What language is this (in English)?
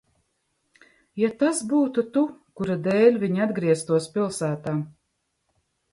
Latvian